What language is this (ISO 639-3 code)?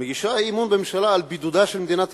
heb